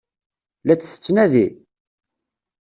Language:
Kabyle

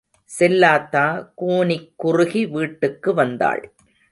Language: Tamil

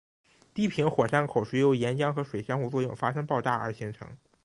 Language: Chinese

